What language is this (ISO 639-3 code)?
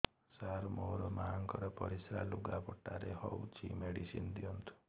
ori